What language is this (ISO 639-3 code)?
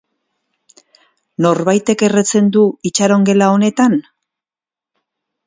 eus